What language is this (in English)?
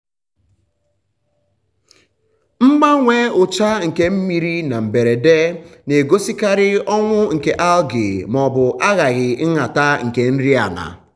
Igbo